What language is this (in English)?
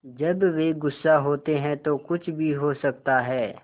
Hindi